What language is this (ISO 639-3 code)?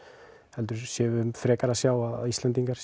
isl